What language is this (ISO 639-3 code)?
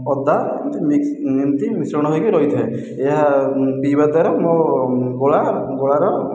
ori